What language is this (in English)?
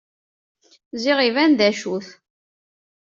Kabyle